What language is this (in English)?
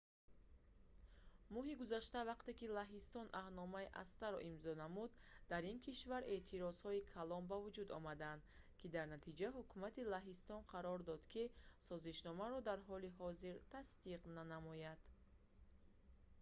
Tajik